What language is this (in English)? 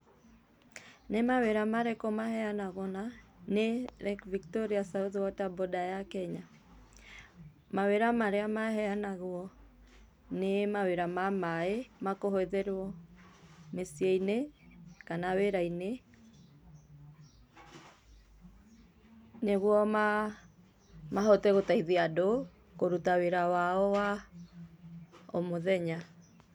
Kikuyu